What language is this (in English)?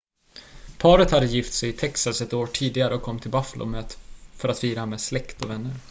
Swedish